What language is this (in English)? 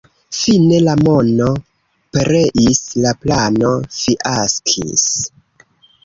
Esperanto